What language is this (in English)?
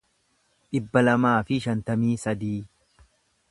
Oromo